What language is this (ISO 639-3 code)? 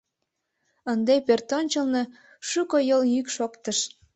chm